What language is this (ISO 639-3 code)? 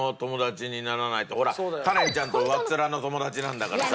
jpn